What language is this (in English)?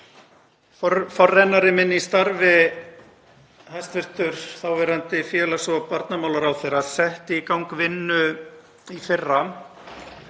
Icelandic